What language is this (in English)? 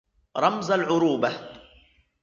Arabic